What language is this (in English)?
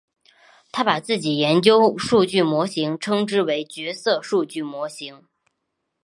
Chinese